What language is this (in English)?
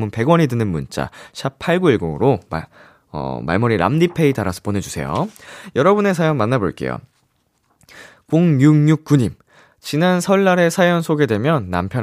Korean